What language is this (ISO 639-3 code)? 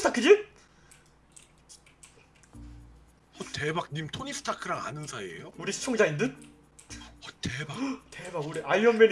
kor